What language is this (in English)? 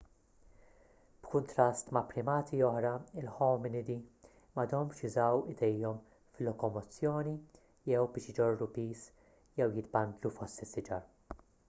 Maltese